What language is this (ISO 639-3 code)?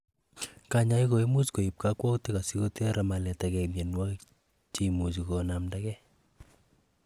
kln